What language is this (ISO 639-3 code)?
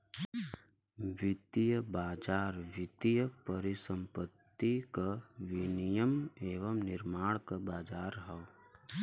bho